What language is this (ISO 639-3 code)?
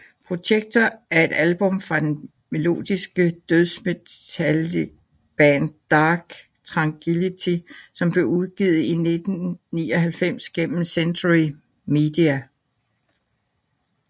dan